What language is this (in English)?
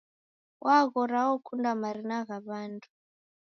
Taita